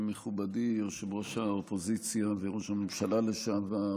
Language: Hebrew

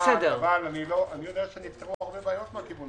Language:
Hebrew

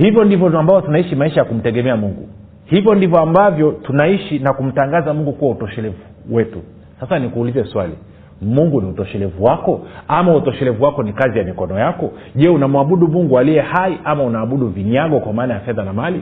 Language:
Swahili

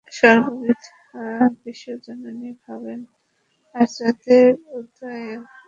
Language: Bangla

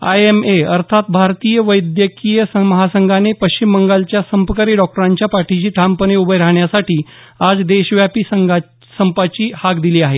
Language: Marathi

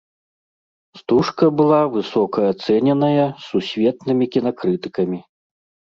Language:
Belarusian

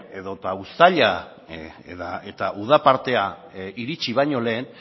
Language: Basque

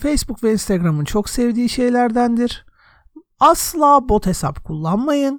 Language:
Turkish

